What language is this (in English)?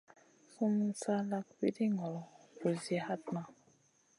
Masana